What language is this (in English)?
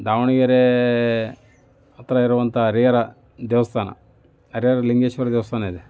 Kannada